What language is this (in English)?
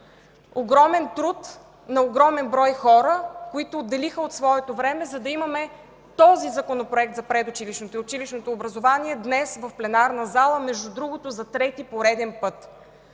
Bulgarian